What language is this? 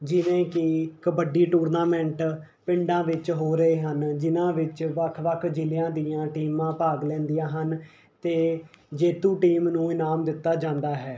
Punjabi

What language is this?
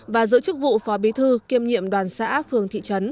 Vietnamese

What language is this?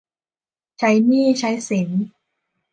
Thai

